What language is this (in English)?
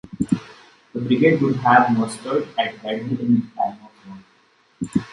English